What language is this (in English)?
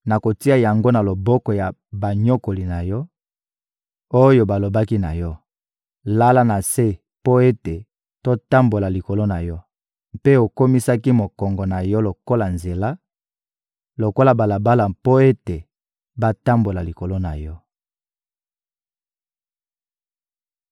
Lingala